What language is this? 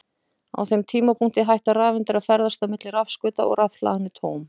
Icelandic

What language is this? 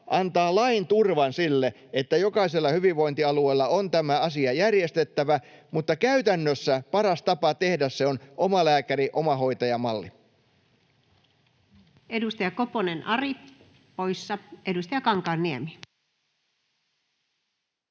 Finnish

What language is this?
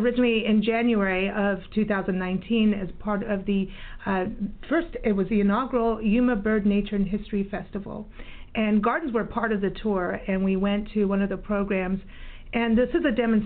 English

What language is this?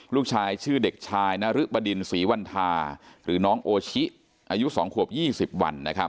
Thai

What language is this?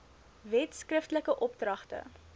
Afrikaans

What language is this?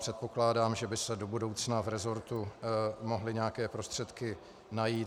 Czech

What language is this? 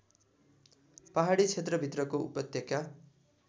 Nepali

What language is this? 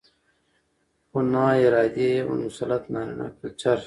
Pashto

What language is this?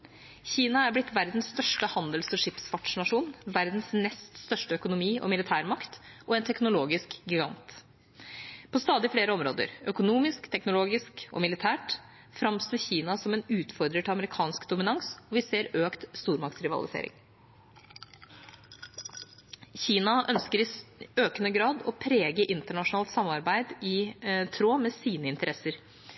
Norwegian Bokmål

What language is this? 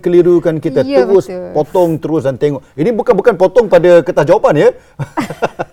Malay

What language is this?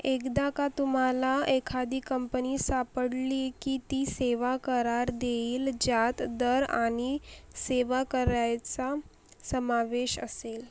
Marathi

